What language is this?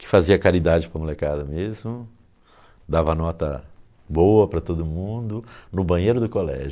Portuguese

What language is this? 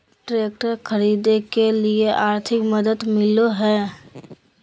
Magahi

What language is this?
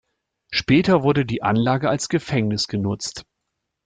German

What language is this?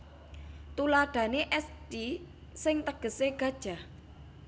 Javanese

